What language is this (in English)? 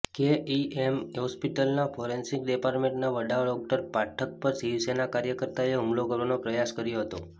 Gujarati